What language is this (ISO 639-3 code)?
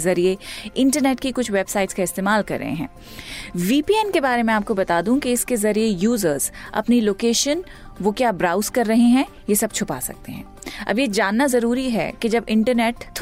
hin